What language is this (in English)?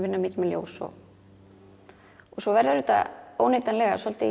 Icelandic